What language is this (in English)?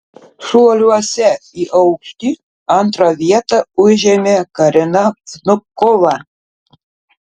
Lithuanian